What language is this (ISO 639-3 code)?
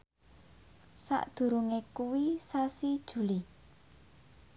jav